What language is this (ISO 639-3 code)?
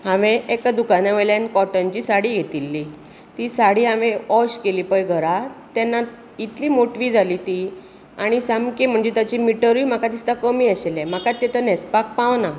kok